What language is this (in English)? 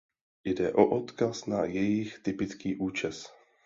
Czech